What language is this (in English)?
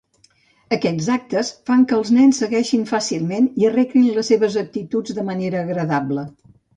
Catalan